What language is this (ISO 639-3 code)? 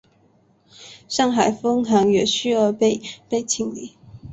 zho